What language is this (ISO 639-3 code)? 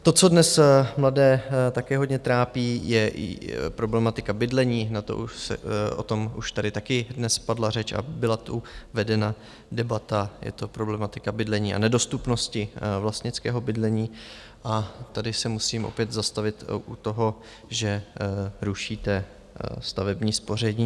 ces